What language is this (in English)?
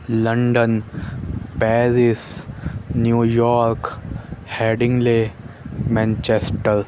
Urdu